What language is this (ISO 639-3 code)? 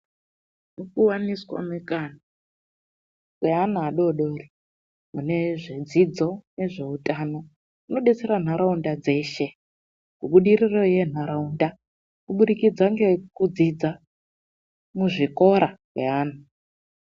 ndc